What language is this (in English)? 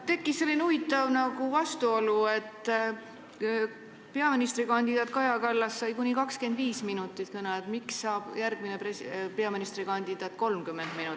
Estonian